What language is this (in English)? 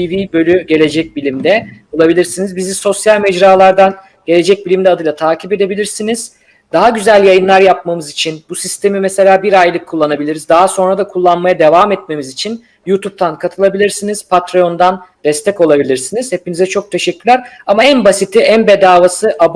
Turkish